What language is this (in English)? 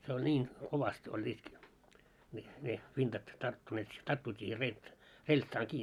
Finnish